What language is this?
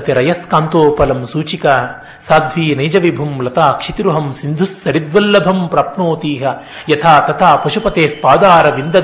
Kannada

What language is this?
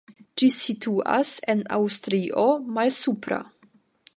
Esperanto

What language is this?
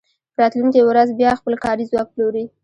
Pashto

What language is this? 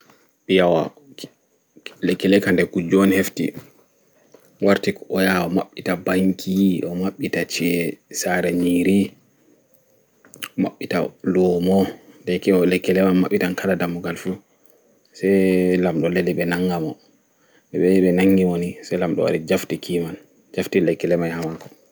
Fula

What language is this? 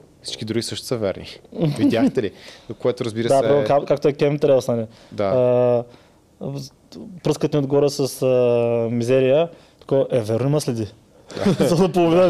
Bulgarian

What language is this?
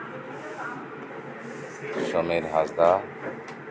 Santali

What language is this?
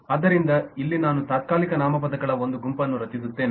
Kannada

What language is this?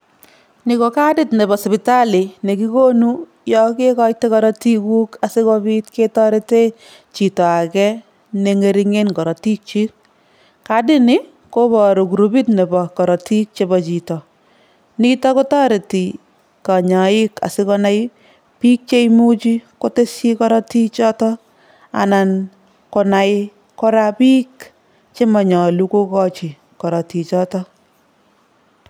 Kalenjin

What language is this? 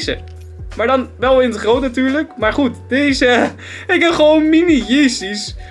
Dutch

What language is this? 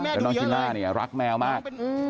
Thai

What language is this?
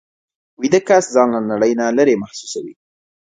Pashto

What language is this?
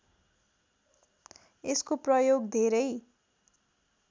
Nepali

